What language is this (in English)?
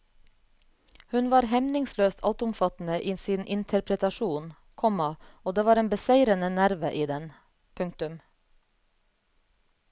Norwegian